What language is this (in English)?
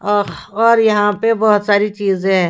Hindi